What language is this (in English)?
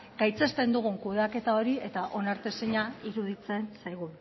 Basque